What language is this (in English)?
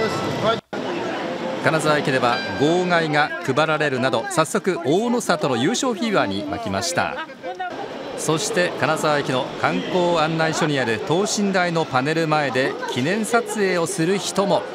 Japanese